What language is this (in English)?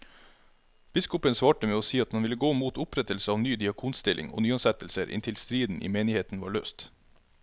Norwegian